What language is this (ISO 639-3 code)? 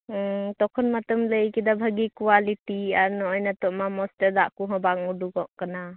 sat